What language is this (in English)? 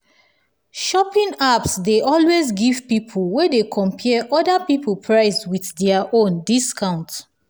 Nigerian Pidgin